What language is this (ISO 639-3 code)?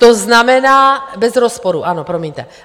ces